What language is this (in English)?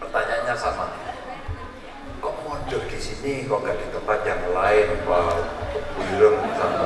Indonesian